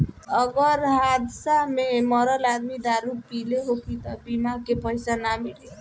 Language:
Bhojpuri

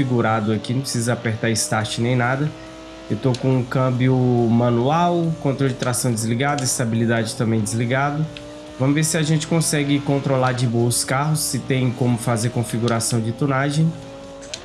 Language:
Portuguese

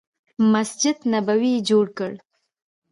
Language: Pashto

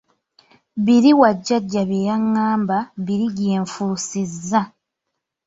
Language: Ganda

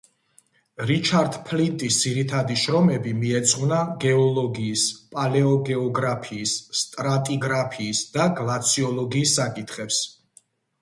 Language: Georgian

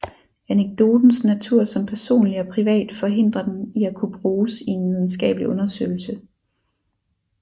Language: Danish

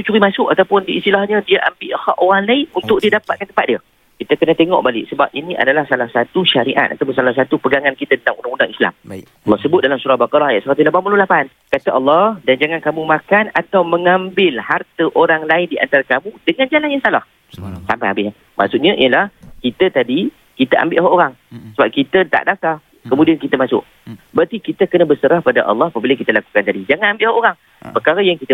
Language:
Malay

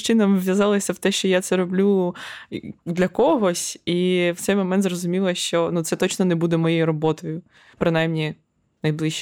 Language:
Ukrainian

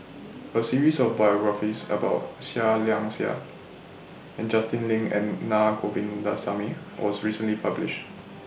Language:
English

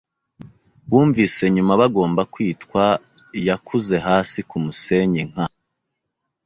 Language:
Kinyarwanda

